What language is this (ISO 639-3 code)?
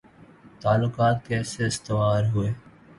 urd